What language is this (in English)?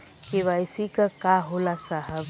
Bhojpuri